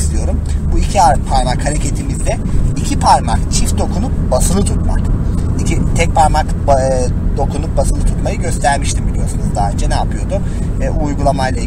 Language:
Turkish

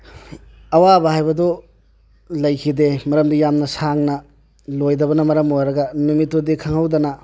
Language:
Manipuri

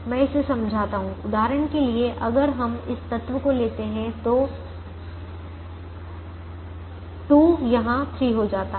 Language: Hindi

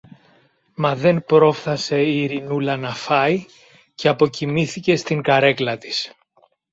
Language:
Greek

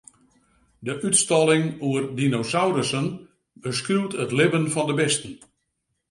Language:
Western Frisian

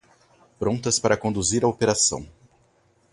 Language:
Portuguese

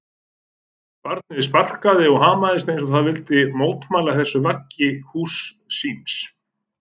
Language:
Icelandic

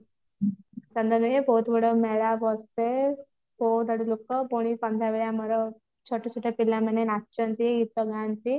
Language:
Odia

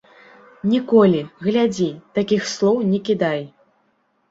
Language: Belarusian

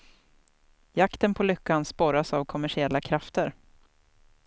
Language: Swedish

